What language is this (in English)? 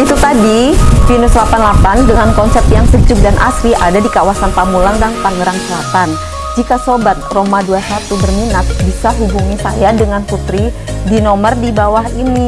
Indonesian